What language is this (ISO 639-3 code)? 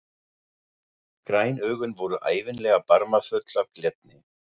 isl